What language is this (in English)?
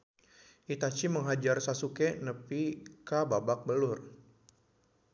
Sundanese